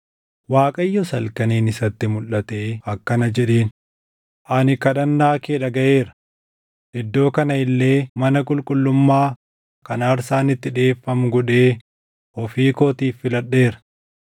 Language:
Oromo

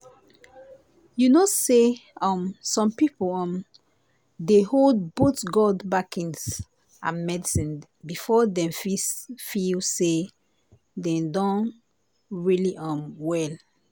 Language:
Nigerian Pidgin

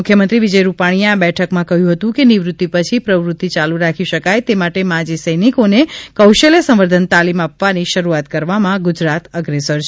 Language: Gujarati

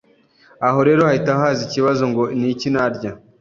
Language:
Kinyarwanda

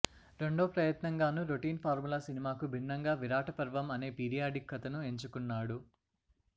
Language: Telugu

